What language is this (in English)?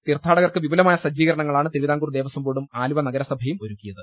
Malayalam